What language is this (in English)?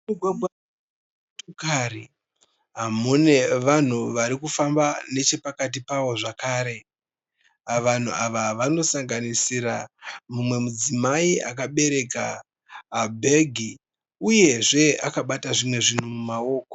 Shona